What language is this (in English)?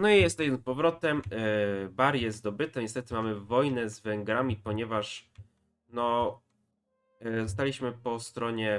Polish